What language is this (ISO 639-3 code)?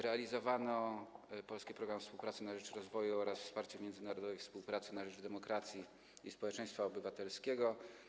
pol